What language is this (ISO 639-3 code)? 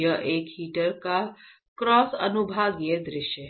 hin